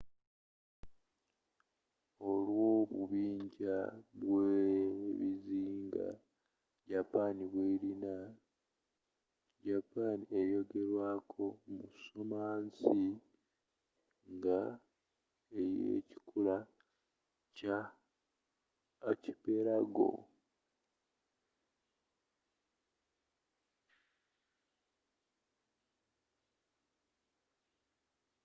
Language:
Ganda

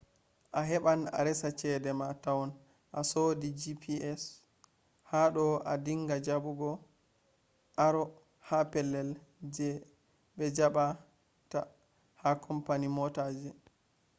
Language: Fula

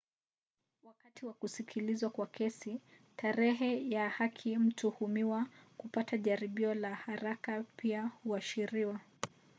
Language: Swahili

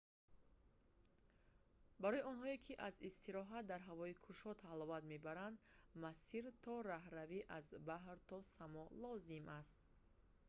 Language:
Tajik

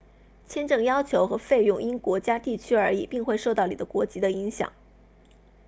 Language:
Chinese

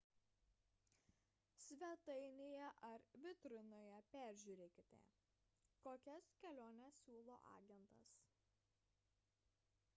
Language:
Lithuanian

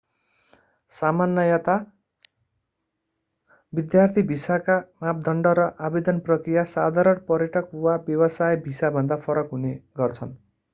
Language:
Nepali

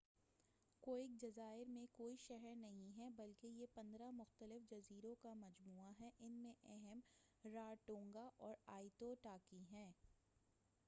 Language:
Urdu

